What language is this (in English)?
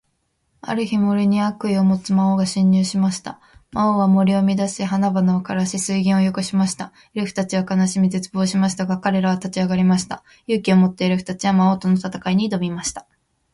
Japanese